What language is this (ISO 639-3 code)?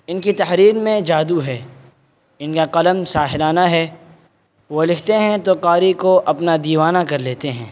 urd